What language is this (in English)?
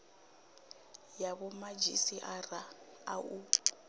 Venda